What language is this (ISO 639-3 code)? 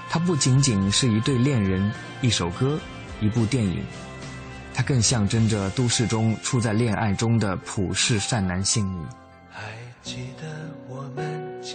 zho